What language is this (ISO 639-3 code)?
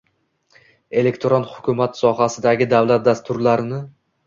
uzb